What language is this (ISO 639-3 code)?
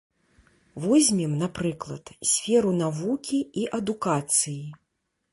bel